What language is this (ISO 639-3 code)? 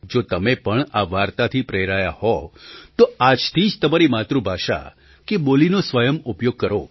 guj